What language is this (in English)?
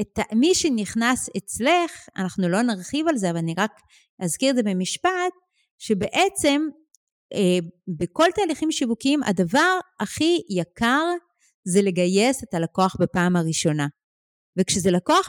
Hebrew